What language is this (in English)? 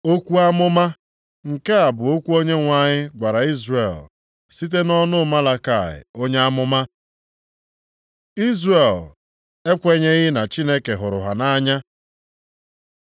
Igbo